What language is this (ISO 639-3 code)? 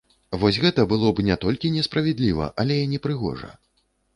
bel